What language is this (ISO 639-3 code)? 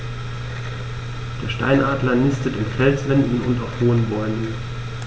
deu